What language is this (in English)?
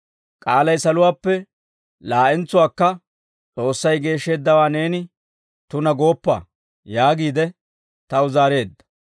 Dawro